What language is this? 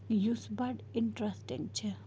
Kashmiri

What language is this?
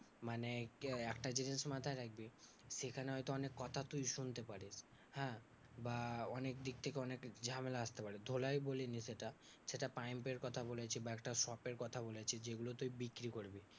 Bangla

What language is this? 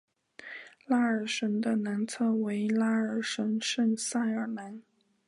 Chinese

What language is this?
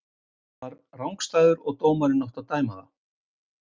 Icelandic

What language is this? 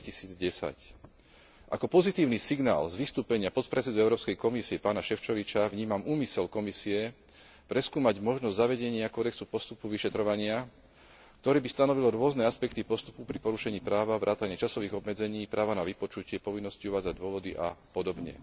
Slovak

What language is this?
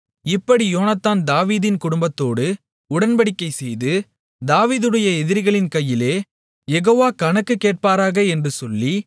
Tamil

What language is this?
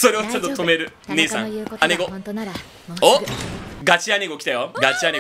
Japanese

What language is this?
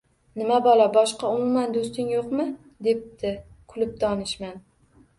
Uzbek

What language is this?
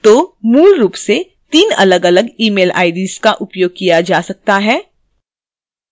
Hindi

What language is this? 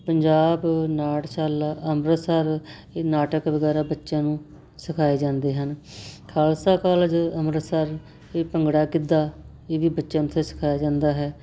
Punjabi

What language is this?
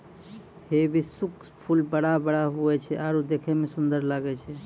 Maithili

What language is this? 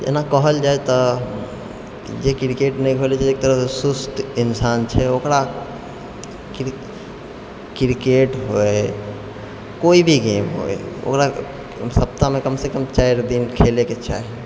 Maithili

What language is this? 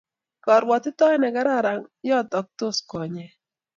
Kalenjin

